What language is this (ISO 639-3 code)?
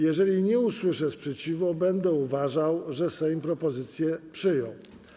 pol